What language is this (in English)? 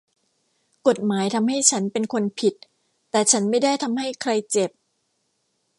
Thai